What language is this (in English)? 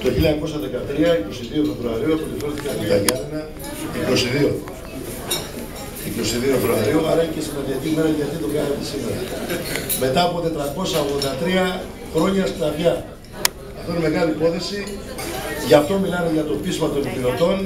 Greek